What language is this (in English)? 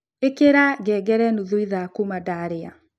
Kikuyu